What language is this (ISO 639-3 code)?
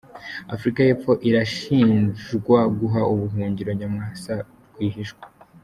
kin